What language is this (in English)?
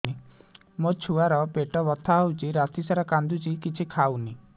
Odia